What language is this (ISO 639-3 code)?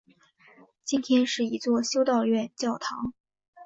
zho